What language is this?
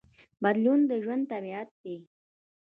Pashto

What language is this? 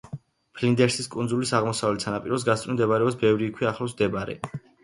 Georgian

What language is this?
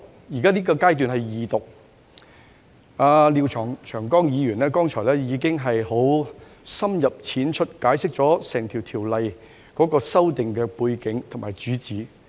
Cantonese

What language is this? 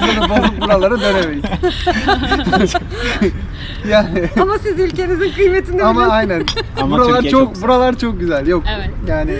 Turkish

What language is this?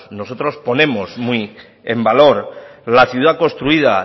Spanish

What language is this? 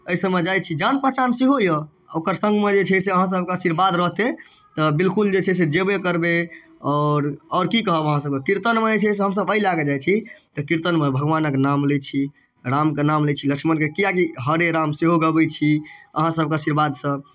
Maithili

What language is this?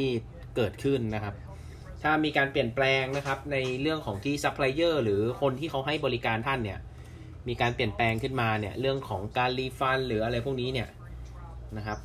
Thai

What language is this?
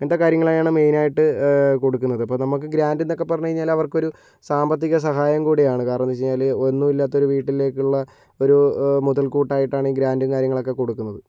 Malayalam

